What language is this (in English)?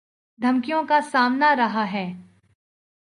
Urdu